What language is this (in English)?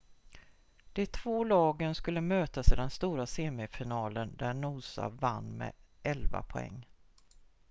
Swedish